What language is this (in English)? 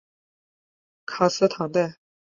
Chinese